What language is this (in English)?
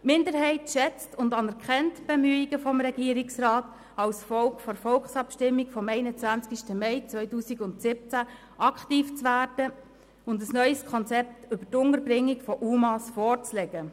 Swiss German